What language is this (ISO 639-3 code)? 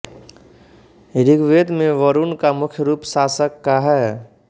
hin